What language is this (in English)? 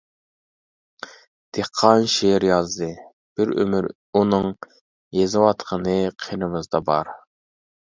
Uyghur